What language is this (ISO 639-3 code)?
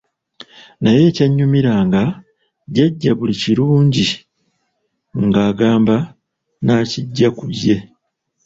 lug